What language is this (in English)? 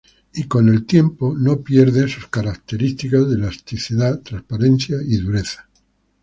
Spanish